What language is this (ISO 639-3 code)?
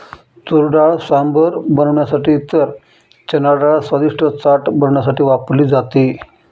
mar